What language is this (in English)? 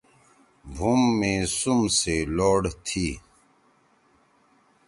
Torwali